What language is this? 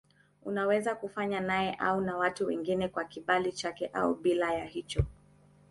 Swahili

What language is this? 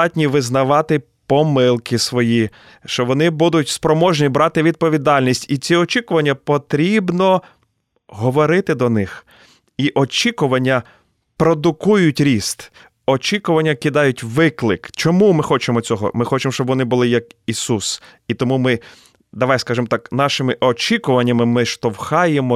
Ukrainian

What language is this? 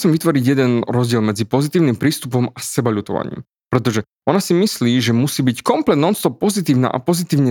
Slovak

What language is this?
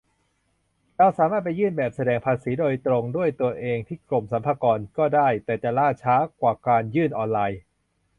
Thai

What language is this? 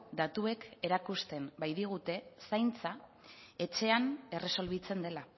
Basque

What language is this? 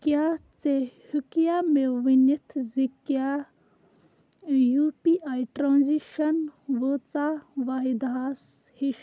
Kashmiri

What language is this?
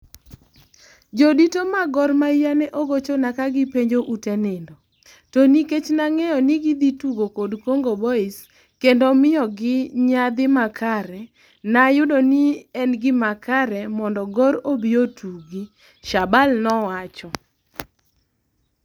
Luo (Kenya and Tanzania)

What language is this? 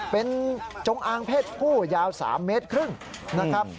Thai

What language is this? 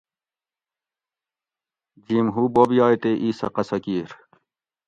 Gawri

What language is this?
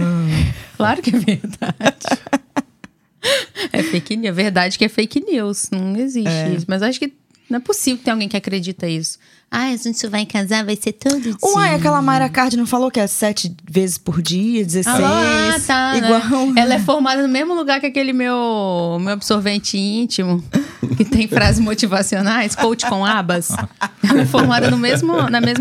Portuguese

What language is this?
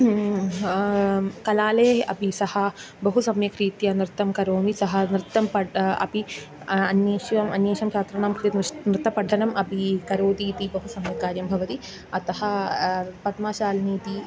Sanskrit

